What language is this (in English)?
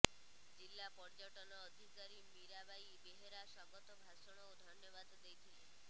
Odia